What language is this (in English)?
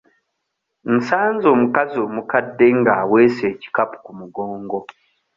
Ganda